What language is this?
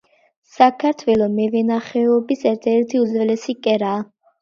Georgian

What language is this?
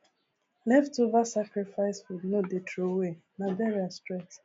Nigerian Pidgin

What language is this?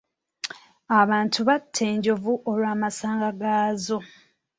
Ganda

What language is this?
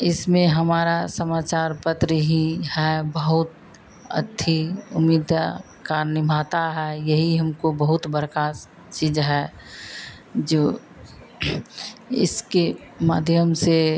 Hindi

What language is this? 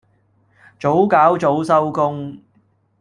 Cantonese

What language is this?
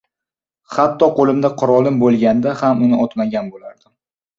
Uzbek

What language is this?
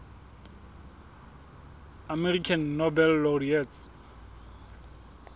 Southern Sotho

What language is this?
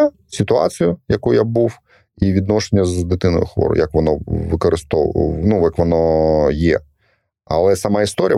Ukrainian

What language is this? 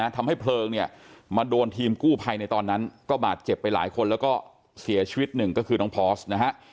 Thai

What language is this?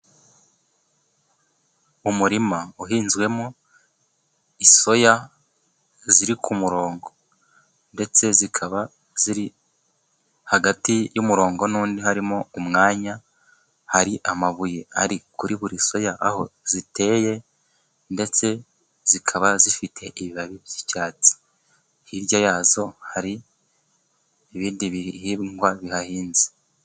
Kinyarwanda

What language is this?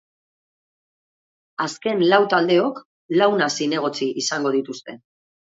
Basque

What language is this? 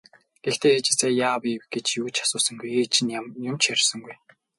Mongolian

